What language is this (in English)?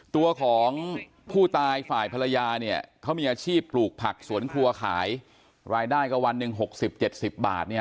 Thai